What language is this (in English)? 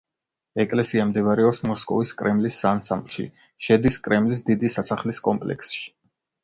Georgian